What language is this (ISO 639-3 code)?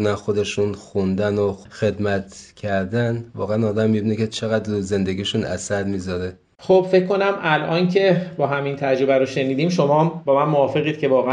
fas